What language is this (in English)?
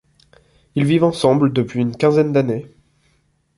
French